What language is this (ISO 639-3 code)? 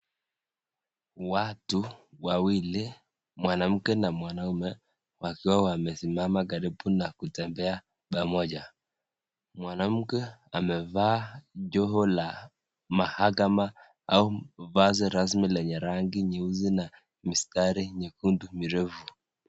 swa